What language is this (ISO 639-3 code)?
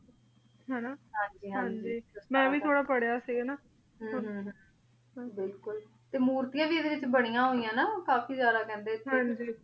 pan